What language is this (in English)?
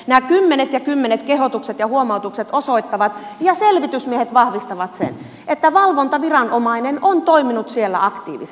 Finnish